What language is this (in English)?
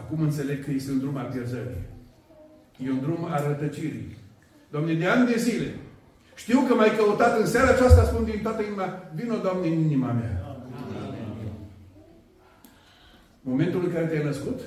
Romanian